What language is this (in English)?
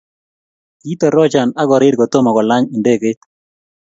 Kalenjin